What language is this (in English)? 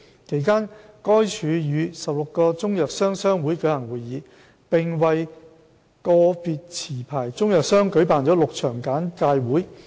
Cantonese